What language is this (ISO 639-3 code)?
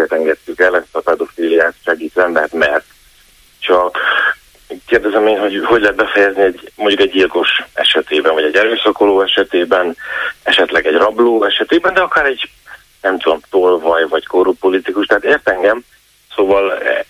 hun